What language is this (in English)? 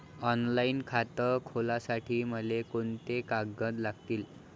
Marathi